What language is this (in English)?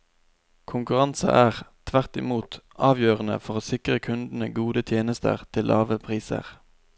Norwegian